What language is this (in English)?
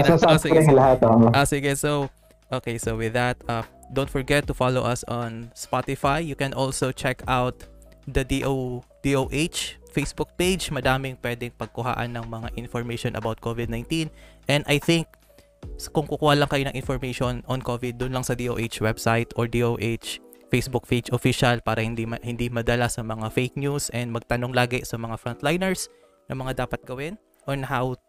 Filipino